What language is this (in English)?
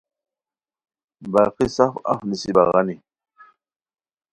Khowar